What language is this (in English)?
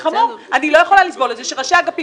Hebrew